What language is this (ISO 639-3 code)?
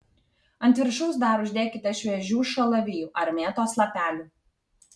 lit